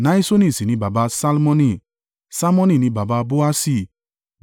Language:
Yoruba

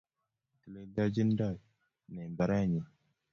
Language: Kalenjin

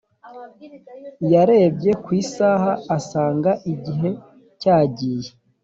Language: Kinyarwanda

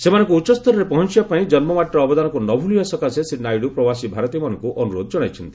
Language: Odia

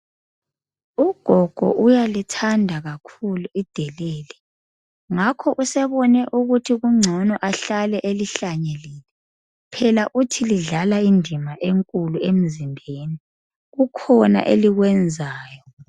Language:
North Ndebele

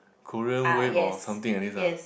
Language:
English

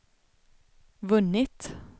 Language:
Swedish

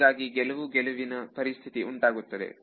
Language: Kannada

